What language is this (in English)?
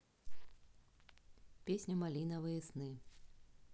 Russian